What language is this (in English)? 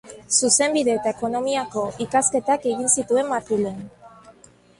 Basque